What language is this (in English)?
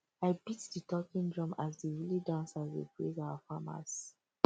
Nigerian Pidgin